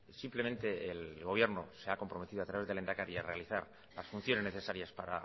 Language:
Spanish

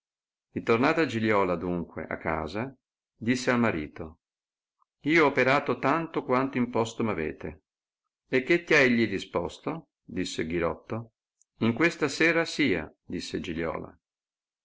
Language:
Italian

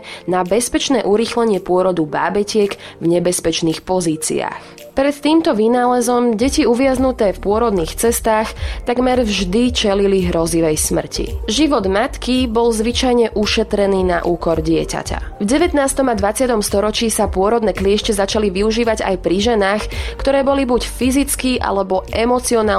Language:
Slovak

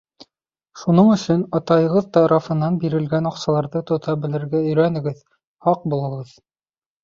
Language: Bashkir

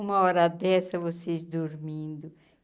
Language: Portuguese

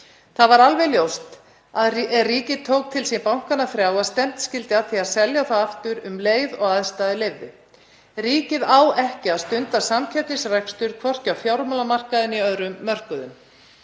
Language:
Icelandic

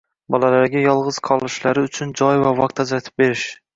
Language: Uzbek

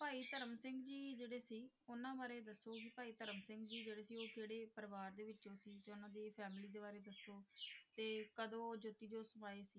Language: Punjabi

